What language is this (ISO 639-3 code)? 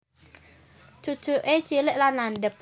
jav